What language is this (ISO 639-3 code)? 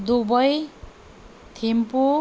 nep